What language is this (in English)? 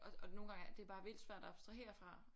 Danish